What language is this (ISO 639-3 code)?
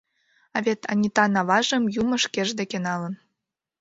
chm